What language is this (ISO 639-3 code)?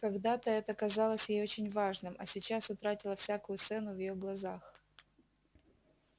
rus